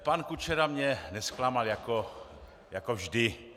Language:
Czech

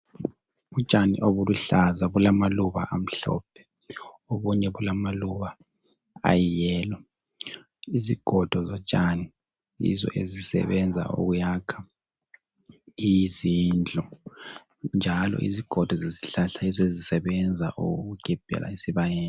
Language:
North Ndebele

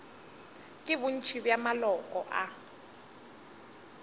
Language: Northern Sotho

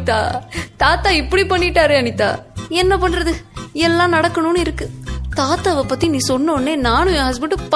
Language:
Tamil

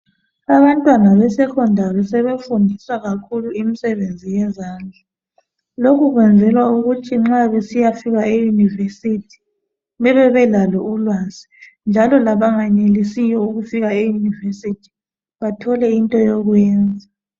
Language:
North Ndebele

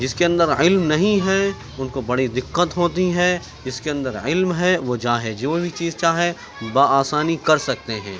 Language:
Urdu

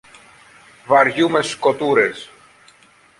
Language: Greek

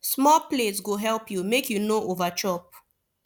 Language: Nigerian Pidgin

